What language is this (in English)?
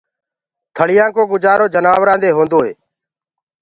Gurgula